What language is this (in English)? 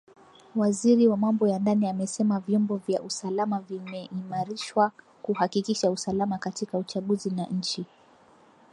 Swahili